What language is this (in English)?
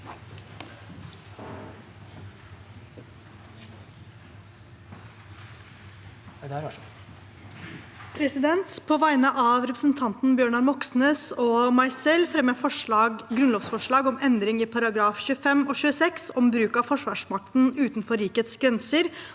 Norwegian